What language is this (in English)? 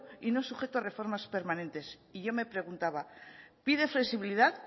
Spanish